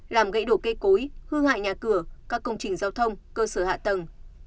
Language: Vietnamese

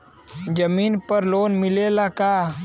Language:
Bhojpuri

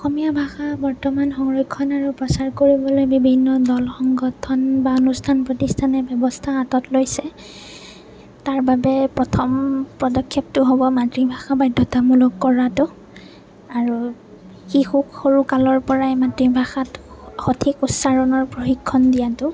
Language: Assamese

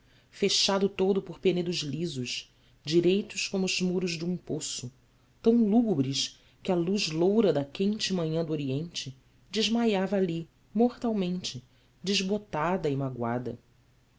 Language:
Portuguese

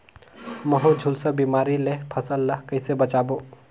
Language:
Chhattisgarhi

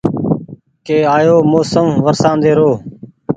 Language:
Goaria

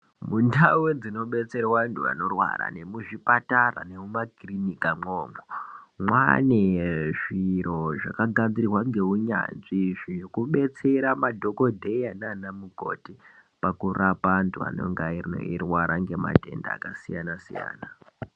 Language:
Ndau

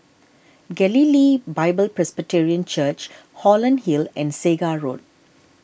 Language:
English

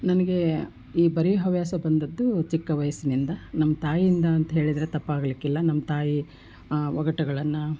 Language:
Kannada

